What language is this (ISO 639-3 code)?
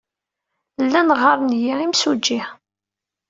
kab